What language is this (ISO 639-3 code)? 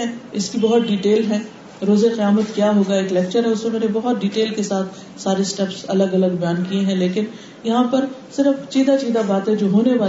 urd